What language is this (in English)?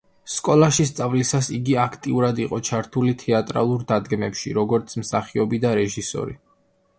Georgian